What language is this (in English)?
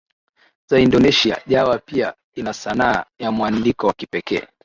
Swahili